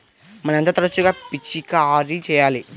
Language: Telugu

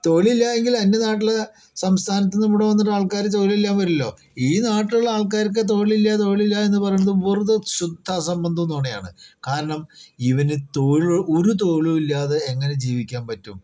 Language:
Malayalam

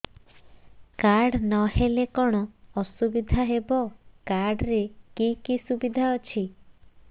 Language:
Odia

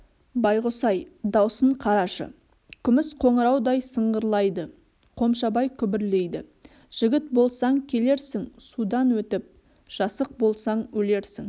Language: Kazakh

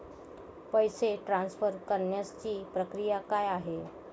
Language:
Marathi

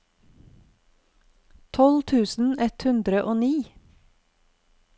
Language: Norwegian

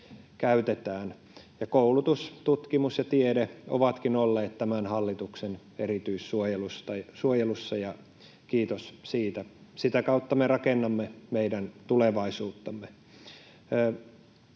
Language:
Finnish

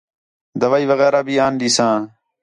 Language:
Khetrani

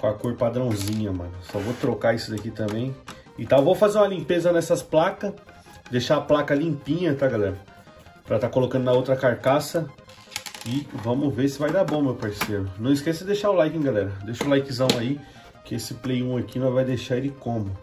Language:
Portuguese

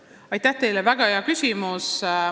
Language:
Estonian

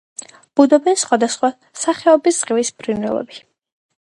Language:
Georgian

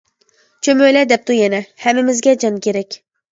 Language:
Uyghur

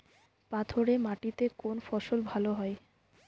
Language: Bangla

